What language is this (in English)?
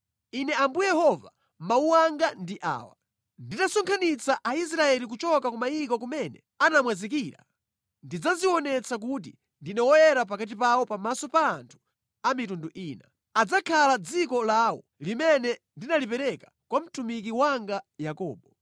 Nyanja